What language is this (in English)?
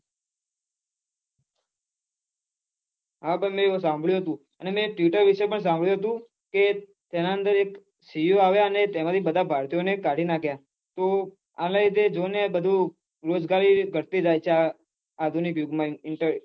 Gujarati